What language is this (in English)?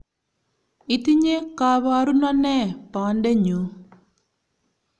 Kalenjin